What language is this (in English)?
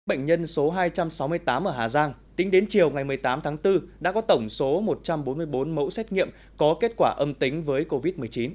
Vietnamese